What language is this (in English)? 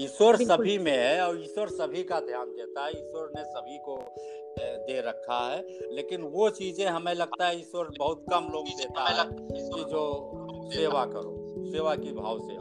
Hindi